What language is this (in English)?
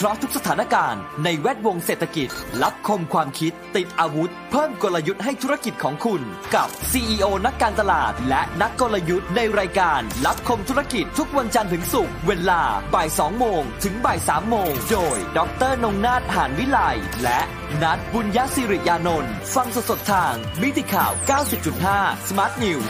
Thai